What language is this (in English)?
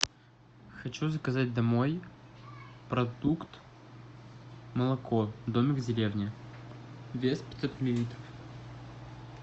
Russian